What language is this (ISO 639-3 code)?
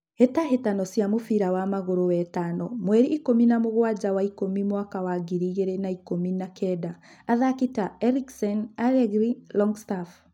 kik